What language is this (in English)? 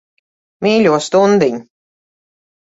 Latvian